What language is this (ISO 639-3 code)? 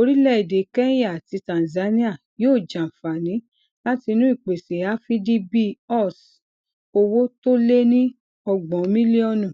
yor